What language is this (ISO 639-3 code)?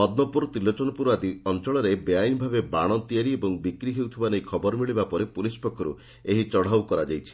ori